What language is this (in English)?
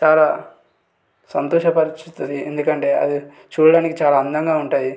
Telugu